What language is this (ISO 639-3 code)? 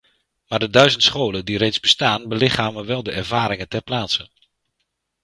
nld